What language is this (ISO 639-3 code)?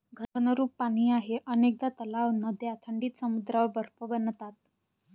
mar